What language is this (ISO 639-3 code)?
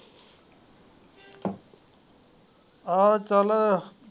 pan